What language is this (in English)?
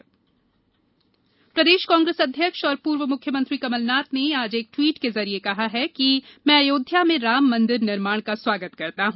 Hindi